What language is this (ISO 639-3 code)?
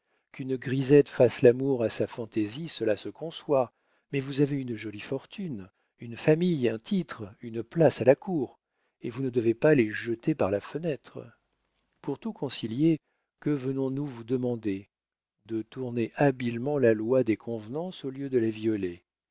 fra